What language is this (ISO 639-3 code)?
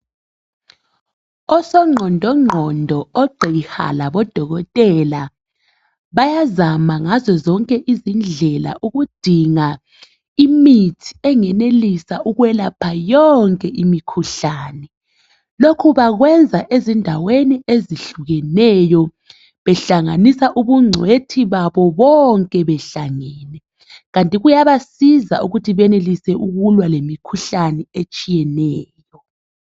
nde